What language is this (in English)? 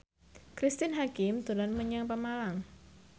Javanese